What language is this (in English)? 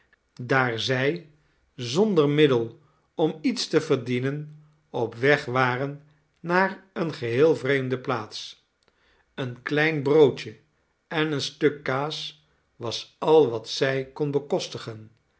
Dutch